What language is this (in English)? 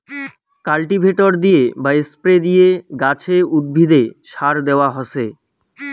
Bangla